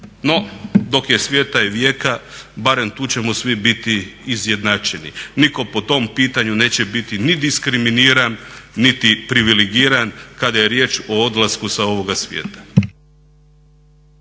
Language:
Croatian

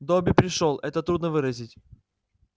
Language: Russian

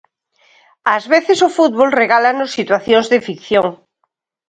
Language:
Galician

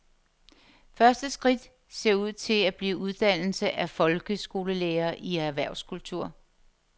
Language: Danish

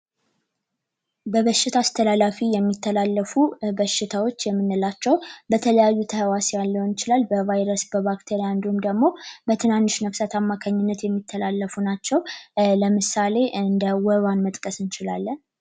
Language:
Amharic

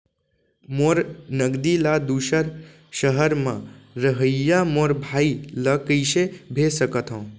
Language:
Chhattisgarhi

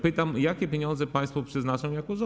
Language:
Polish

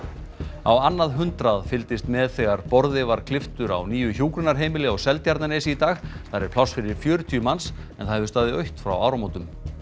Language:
Icelandic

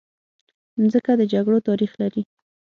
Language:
Pashto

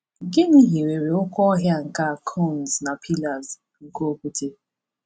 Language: Igbo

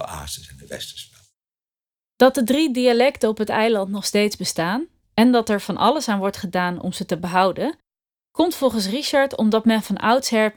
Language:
Dutch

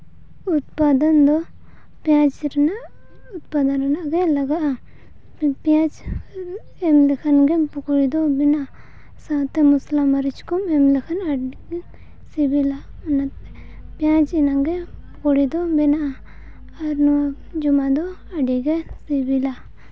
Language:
Santali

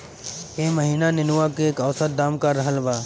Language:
Bhojpuri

